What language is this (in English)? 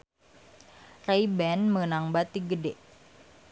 Sundanese